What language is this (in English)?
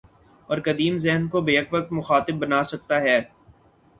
Urdu